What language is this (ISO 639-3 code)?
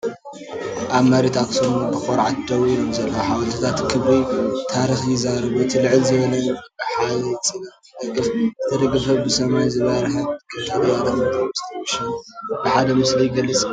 tir